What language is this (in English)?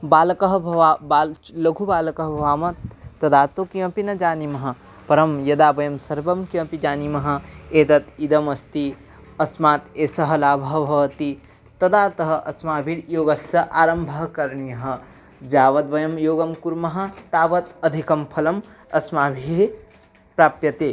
Sanskrit